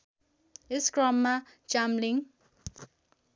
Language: Nepali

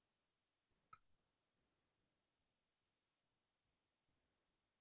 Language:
Assamese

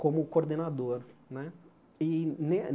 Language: Portuguese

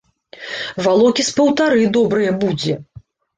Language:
Belarusian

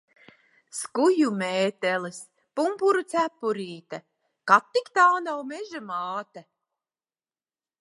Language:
Latvian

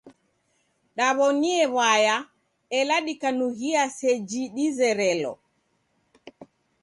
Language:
Taita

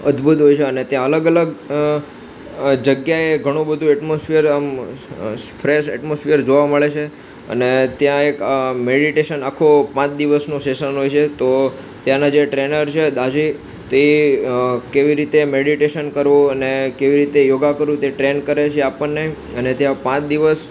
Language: Gujarati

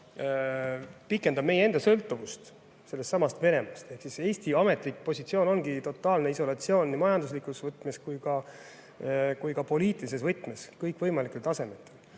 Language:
Estonian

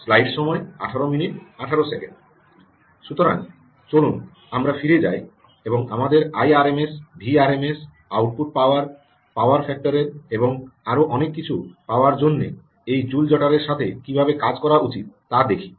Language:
Bangla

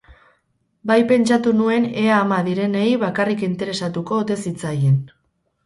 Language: Basque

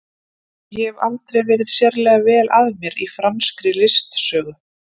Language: Icelandic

